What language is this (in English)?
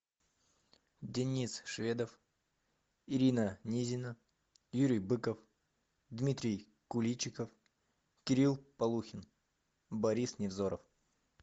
Russian